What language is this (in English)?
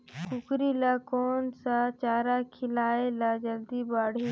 Chhattisgarhi